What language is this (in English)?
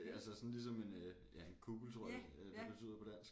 Danish